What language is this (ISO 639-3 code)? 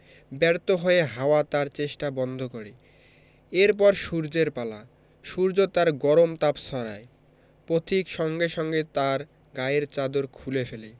ben